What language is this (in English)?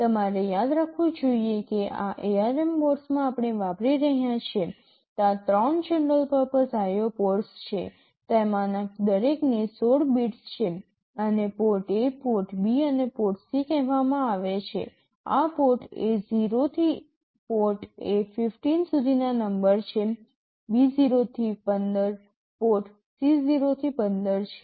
Gujarati